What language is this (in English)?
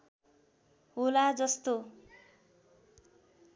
Nepali